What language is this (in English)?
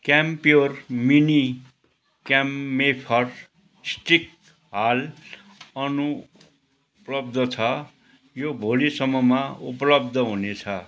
Nepali